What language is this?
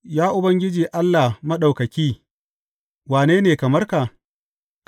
Hausa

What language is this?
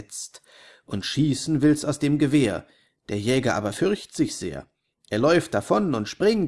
German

